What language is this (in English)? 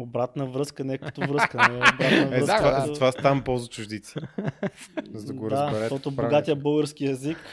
Bulgarian